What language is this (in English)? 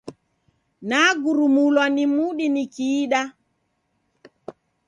Taita